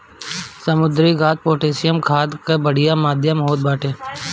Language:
Bhojpuri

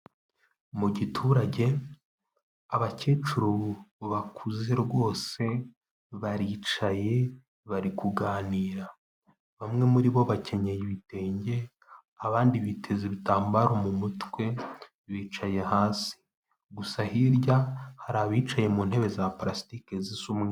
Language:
Kinyarwanda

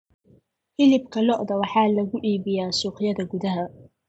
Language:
Somali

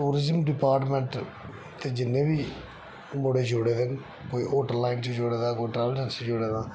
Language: Dogri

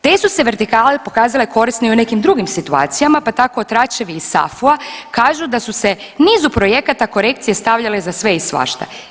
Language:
Croatian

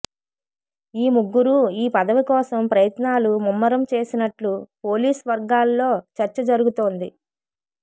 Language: Telugu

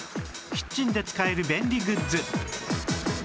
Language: Japanese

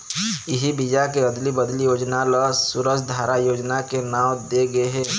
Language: Chhattisgarhi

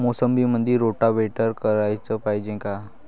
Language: Marathi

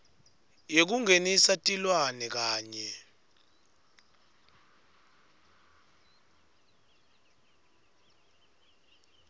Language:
Swati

